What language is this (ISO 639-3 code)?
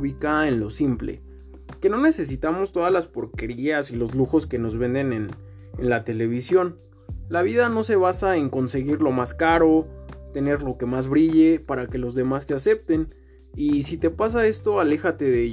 spa